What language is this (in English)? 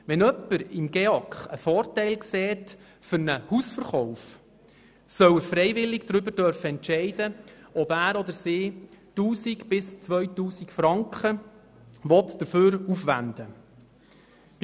Swiss German